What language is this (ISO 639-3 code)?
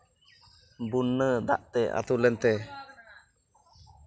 sat